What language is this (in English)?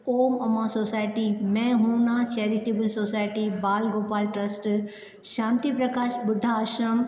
Sindhi